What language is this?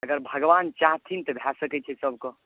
Maithili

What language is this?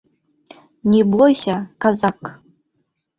Bashkir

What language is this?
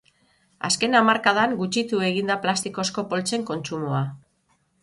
Basque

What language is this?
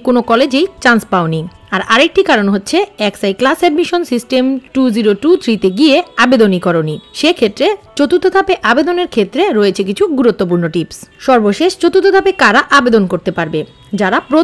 Romanian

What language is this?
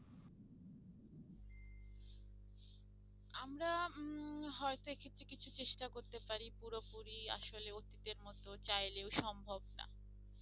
Bangla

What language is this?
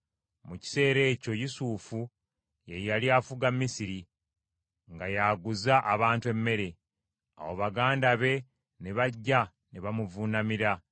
Ganda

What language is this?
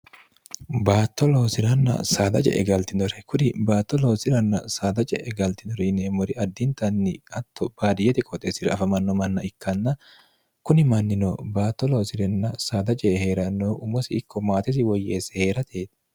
Sidamo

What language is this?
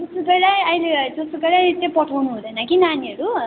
Nepali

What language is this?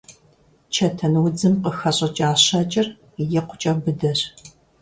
Kabardian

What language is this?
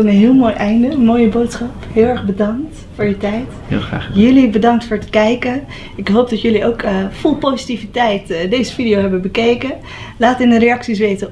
Dutch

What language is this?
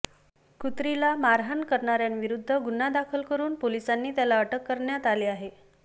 Marathi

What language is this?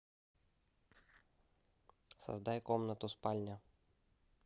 Russian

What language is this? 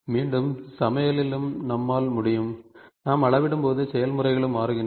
Tamil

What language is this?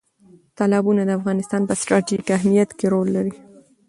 Pashto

